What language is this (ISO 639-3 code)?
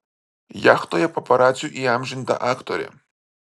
lit